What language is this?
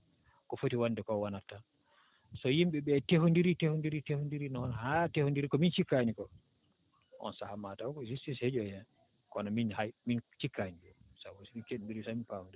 Fula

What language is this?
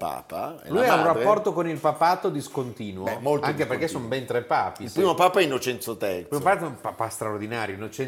Italian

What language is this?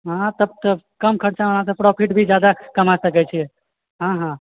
Maithili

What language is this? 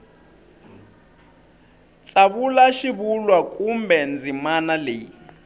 Tsonga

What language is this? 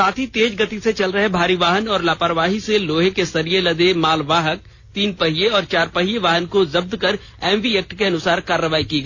Hindi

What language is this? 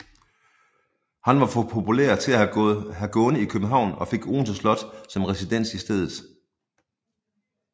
Danish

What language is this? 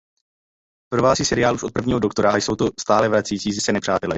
Czech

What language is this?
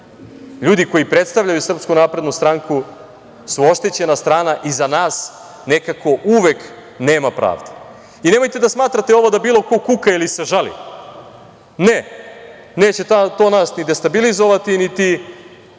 Serbian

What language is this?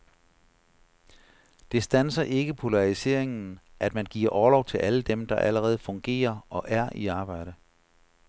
Danish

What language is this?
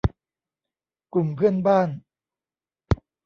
Thai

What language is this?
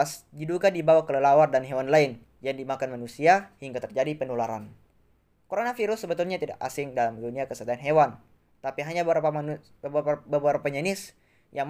Indonesian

